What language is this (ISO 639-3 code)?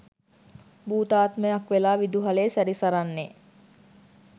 sin